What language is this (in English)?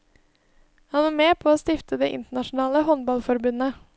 Norwegian